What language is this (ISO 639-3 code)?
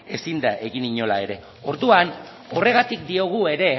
eus